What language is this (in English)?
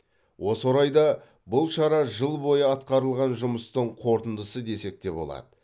Kazakh